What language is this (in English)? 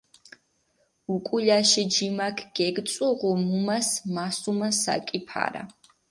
Mingrelian